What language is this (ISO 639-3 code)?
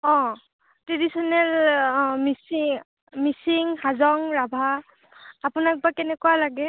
asm